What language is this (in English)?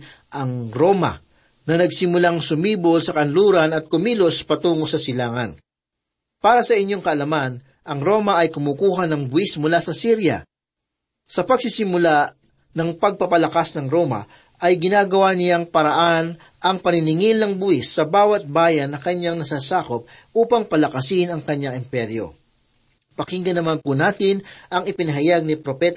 Filipino